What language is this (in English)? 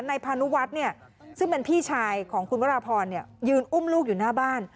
Thai